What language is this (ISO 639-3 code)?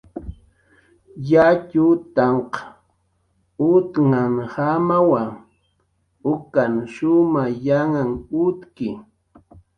jqr